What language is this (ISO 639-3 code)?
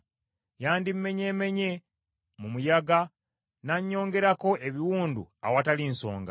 lug